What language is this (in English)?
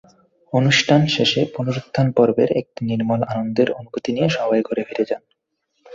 Bangla